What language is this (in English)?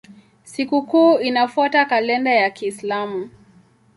Swahili